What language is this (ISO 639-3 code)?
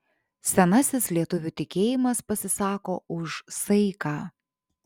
lit